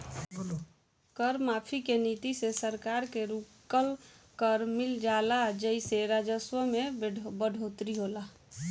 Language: Bhojpuri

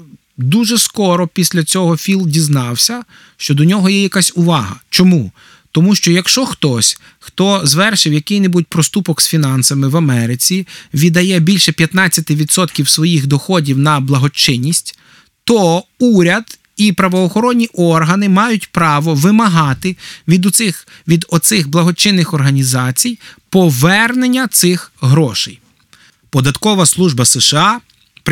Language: Ukrainian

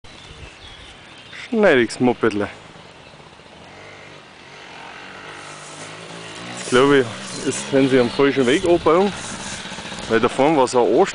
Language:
German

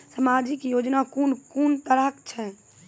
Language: Maithili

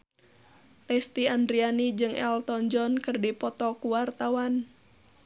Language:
Sundanese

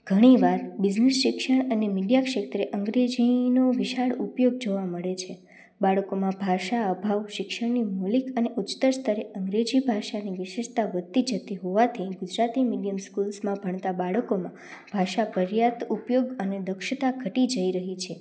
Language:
Gujarati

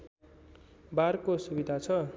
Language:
Nepali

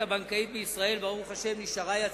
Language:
Hebrew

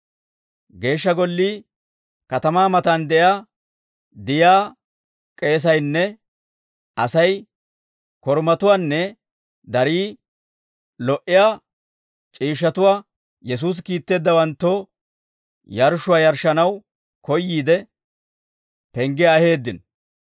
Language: Dawro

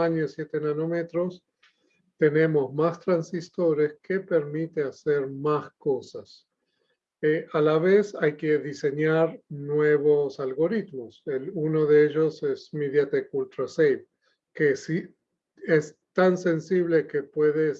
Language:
Spanish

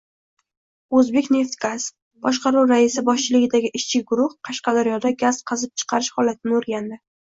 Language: Uzbek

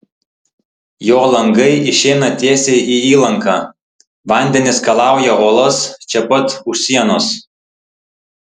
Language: Lithuanian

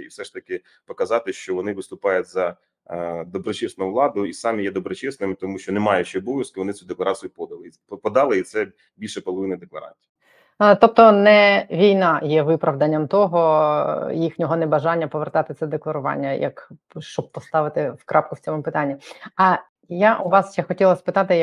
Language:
Ukrainian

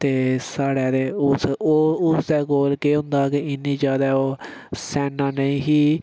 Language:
Dogri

